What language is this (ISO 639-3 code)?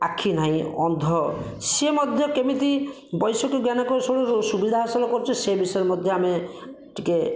ori